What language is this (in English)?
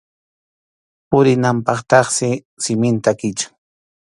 Arequipa-La Unión Quechua